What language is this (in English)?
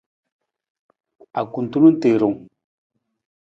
Nawdm